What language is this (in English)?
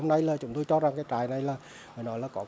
Vietnamese